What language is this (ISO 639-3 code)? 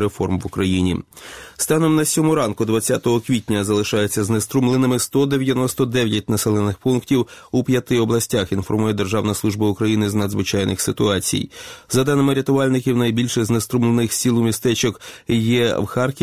ukr